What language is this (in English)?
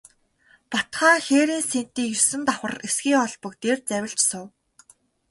Mongolian